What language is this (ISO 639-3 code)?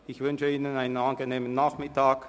gsw